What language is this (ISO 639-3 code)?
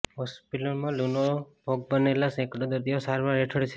guj